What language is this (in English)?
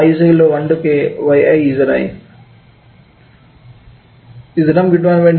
Malayalam